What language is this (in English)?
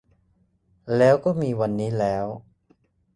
Thai